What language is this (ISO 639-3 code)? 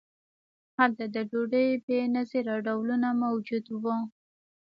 pus